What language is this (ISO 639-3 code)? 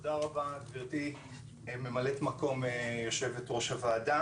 heb